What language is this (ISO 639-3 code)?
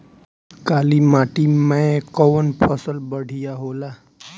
bho